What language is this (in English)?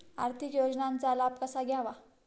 Marathi